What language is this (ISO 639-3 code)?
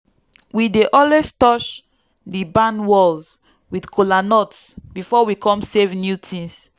pcm